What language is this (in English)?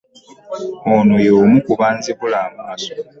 Ganda